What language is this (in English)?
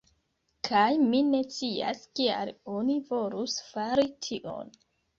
Esperanto